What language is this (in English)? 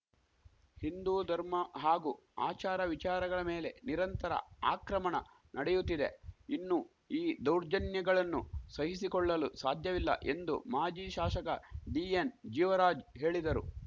Kannada